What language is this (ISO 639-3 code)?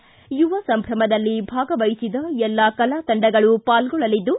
kan